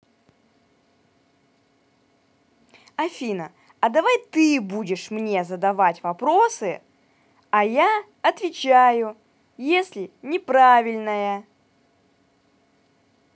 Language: Russian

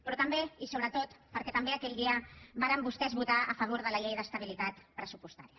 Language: Catalan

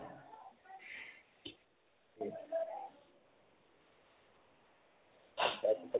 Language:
Assamese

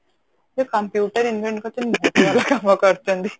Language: Odia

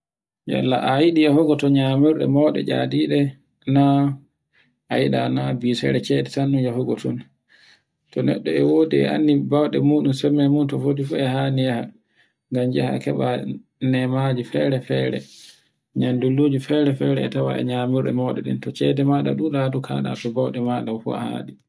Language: Borgu Fulfulde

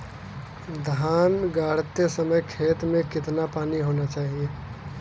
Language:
Hindi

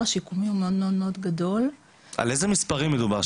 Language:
Hebrew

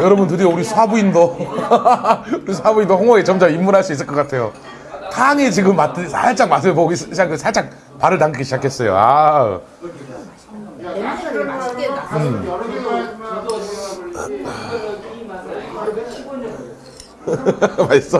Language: Korean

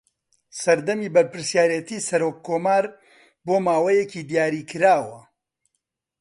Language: Central Kurdish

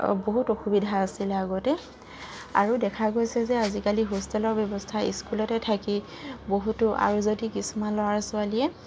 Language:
Assamese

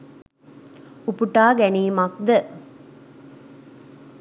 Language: Sinhala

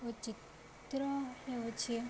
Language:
Odia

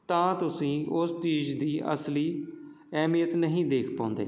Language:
Punjabi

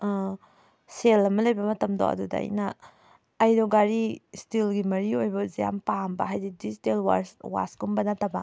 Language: Manipuri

